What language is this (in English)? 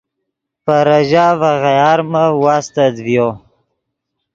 Yidgha